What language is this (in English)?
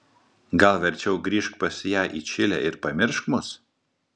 Lithuanian